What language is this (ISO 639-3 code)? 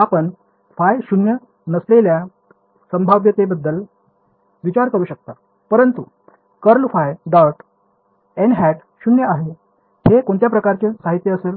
mar